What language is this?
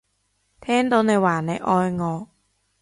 Cantonese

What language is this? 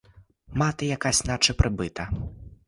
Ukrainian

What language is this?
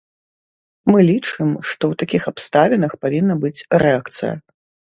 Belarusian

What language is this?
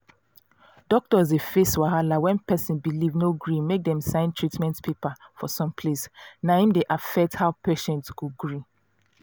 Nigerian Pidgin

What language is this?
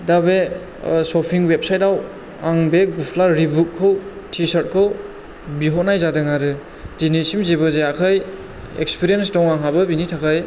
Bodo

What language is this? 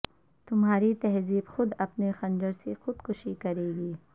Urdu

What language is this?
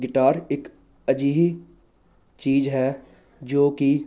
Punjabi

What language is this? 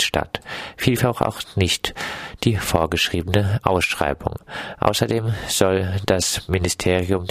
German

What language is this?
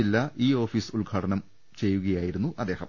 Malayalam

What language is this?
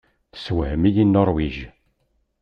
Kabyle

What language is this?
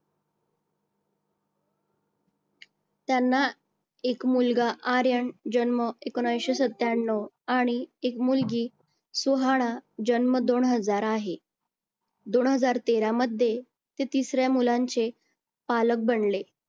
Marathi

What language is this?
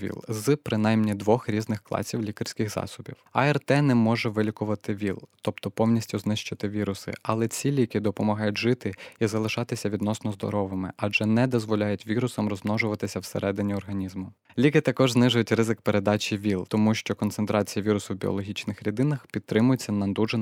Ukrainian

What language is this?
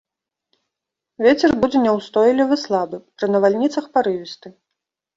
Belarusian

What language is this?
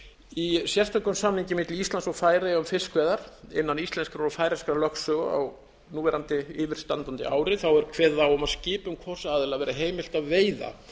Icelandic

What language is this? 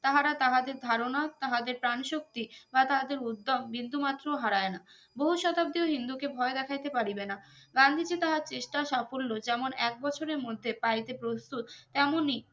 Bangla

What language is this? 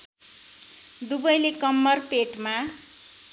Nepali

